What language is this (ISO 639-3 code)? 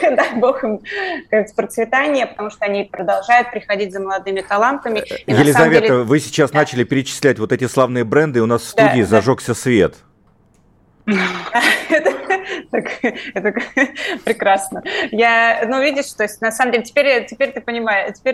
rus